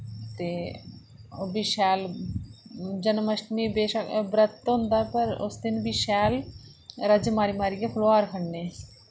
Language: Dogri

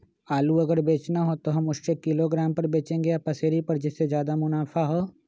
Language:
Magahi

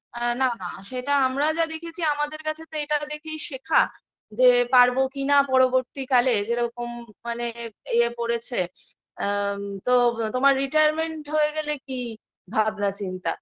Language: Bangla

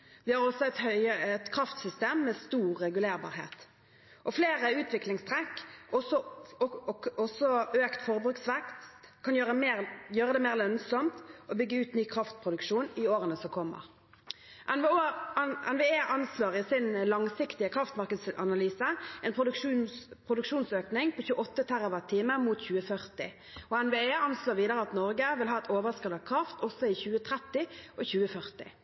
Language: Norwegian Bokmål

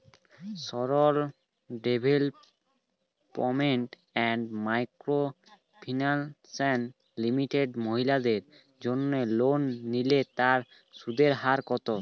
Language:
Bangla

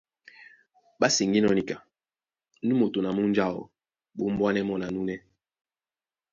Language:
Duala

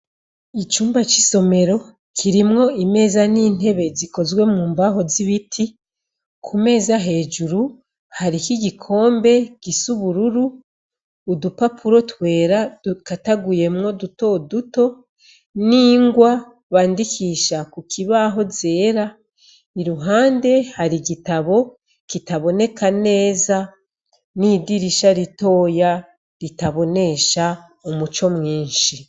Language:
Rundi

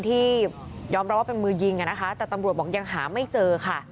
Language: Thai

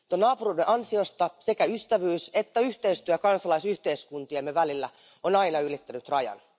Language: Finnish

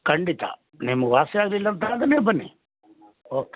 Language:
Kannada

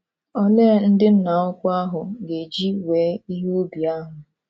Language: Igbo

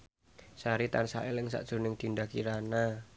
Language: Javanese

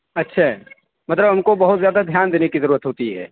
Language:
Urdu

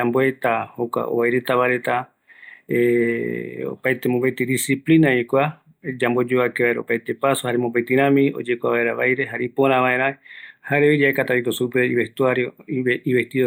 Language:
Eastern Bolivian Guaraní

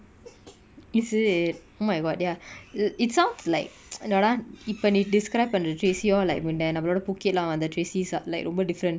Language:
English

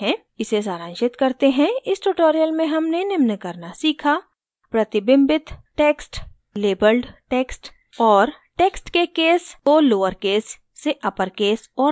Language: Hindi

